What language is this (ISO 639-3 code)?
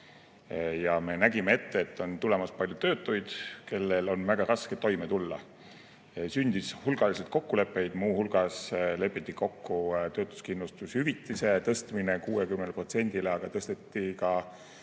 est